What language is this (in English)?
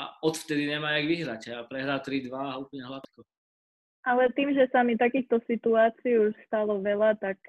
Slovak